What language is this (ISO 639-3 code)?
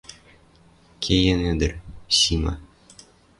mrj